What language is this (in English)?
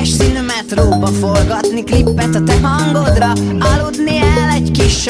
Hungarian